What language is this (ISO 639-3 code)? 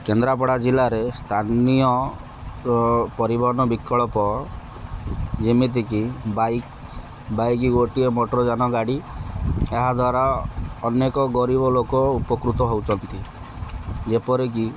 ori